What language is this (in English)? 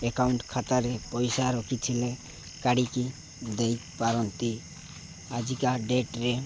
Odia